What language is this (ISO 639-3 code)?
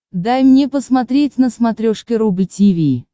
rus